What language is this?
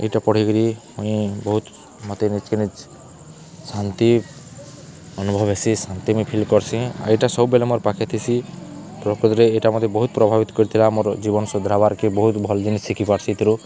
Odia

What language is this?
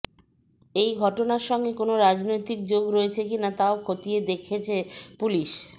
Bangla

